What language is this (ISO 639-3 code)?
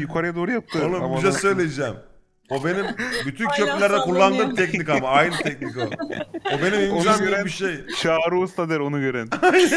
tur